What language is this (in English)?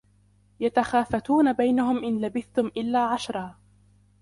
Arabic